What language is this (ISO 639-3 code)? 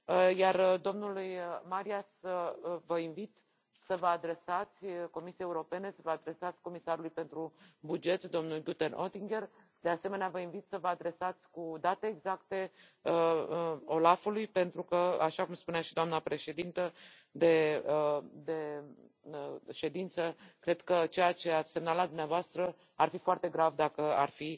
ron